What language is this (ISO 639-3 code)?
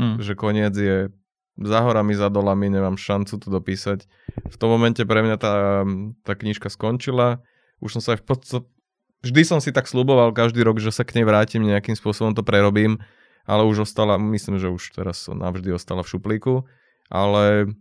slk